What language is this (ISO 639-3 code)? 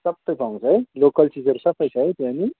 nep